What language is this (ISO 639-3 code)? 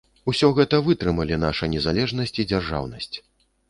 bel